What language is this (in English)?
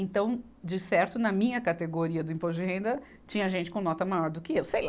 Portuguese